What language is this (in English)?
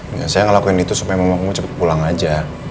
Indonesian